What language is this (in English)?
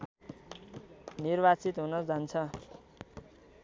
Nepali